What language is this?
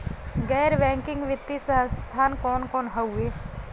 Bhojpuri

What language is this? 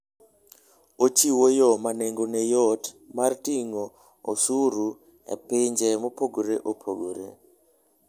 Luo (Kenya and Tanzania)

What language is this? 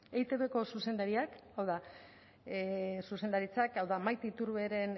Basque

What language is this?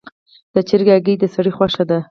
Pashto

